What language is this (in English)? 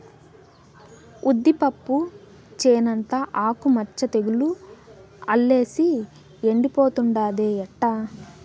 Telugu